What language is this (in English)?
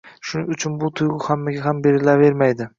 Uzbek